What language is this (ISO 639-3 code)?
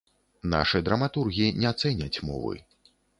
bel